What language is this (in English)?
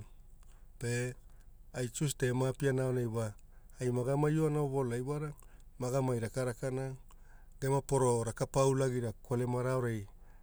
Hula